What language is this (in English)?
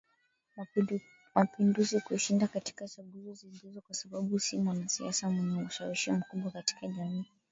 Swahili